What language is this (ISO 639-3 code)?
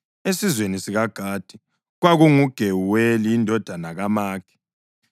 nde